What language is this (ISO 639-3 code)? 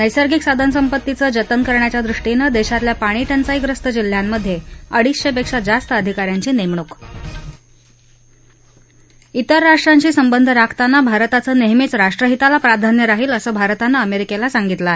mar